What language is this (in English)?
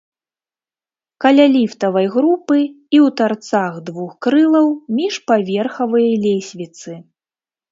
Belarusian